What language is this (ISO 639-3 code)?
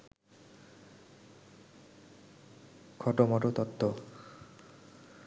ben